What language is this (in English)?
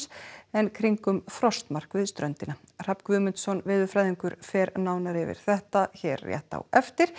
Icelandic